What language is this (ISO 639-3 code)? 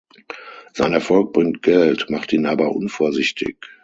deu